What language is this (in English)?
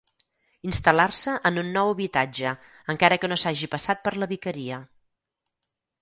Catalan